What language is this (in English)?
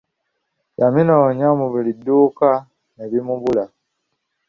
Ganda